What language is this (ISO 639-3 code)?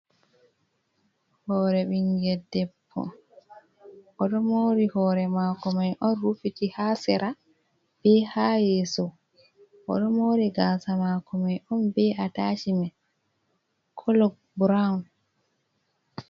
ful